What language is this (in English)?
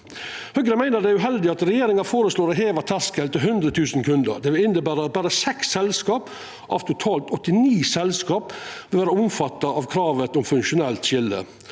Norwegian